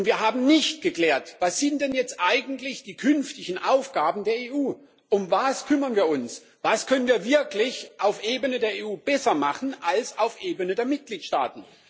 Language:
German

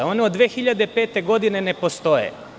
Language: Serbian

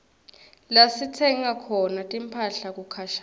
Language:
Swati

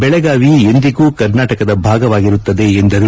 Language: Kannada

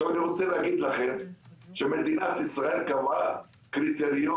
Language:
Hebrew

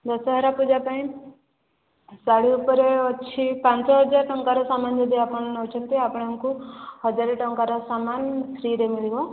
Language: Odia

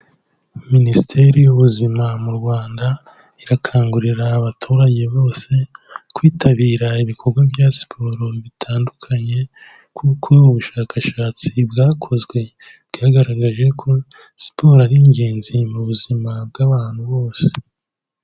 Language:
Kinyarwanda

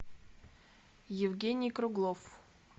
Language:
Russian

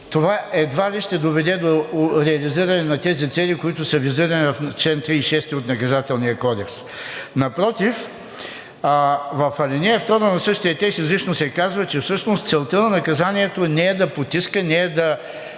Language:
Bulgarian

